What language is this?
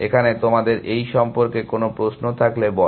Bangla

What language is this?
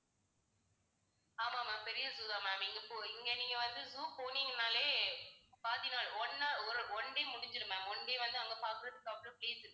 Tamil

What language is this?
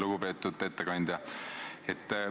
Estonian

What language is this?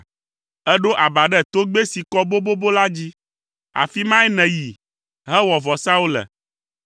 Ewe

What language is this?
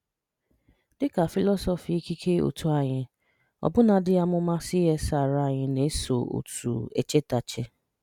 Igbo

